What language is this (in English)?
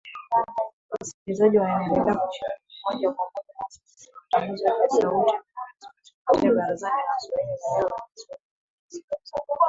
Swahili